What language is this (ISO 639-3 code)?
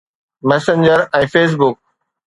snd